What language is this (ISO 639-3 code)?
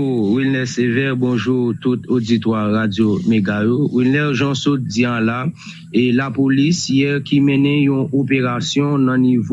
fra